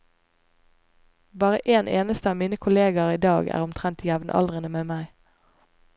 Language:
Norwegian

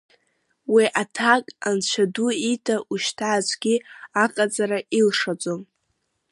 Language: Abkhazian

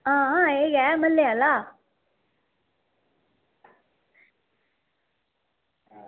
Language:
Dogri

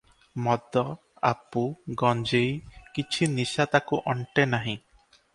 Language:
Odia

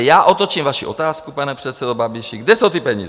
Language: Czech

